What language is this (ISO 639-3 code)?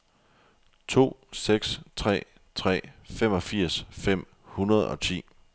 dan